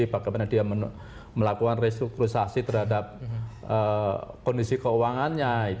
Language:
Indonesian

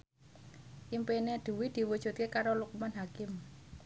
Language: Javanese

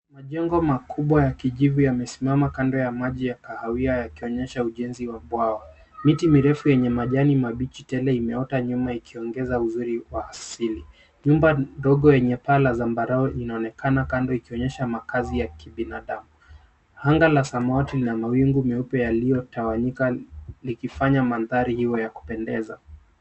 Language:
Swahili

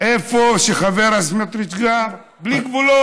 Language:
Hebrew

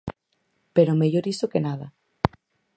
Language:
Galician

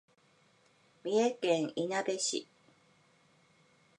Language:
Japanese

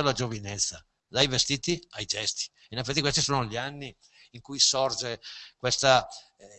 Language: Italian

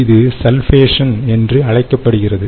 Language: Tamil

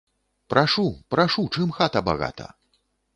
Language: Belarusian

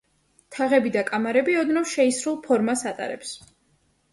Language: Georgian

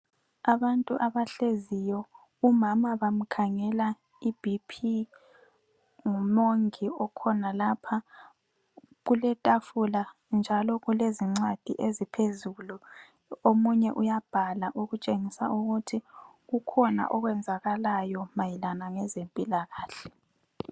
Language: North Ndebele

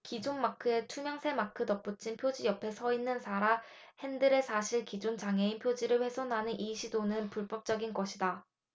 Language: Korean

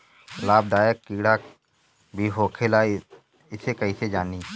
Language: Bhojpuri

